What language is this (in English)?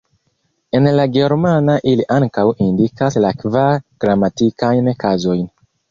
Esperanto